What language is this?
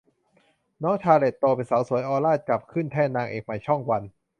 Thai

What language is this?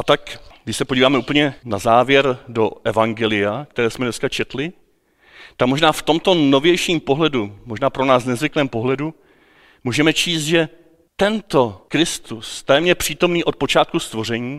Czech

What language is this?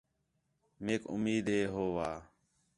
Khetrani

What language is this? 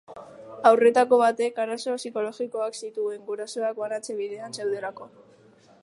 Basque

